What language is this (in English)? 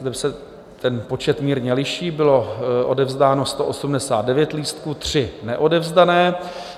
Czech